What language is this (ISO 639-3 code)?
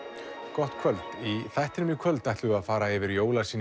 isl